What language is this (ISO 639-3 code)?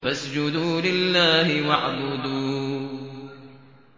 ara